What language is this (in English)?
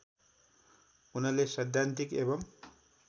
Nepali